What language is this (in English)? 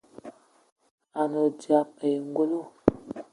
Eton (Cameroon)